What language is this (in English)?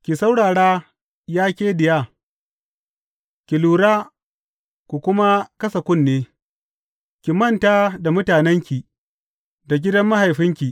Hausa